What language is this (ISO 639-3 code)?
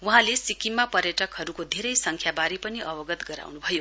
nep